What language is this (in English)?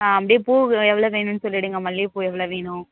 Tamil